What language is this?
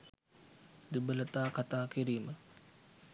Sinhala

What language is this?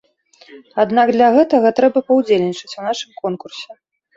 Belarusian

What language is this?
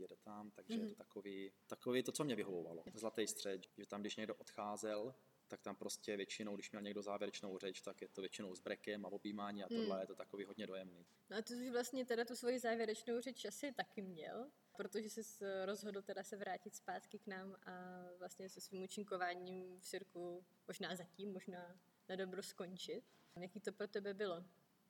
Czech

